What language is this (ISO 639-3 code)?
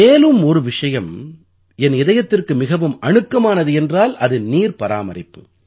tam